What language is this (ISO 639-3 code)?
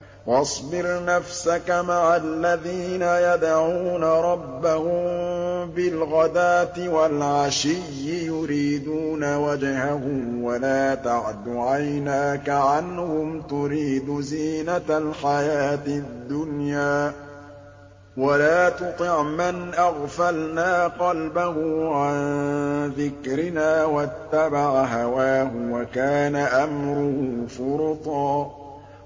ara